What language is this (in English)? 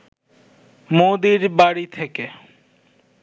Bangla